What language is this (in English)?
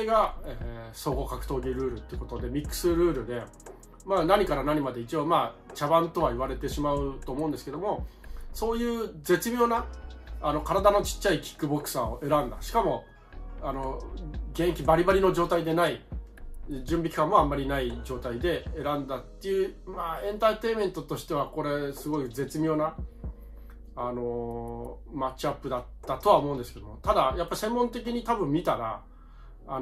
Japanese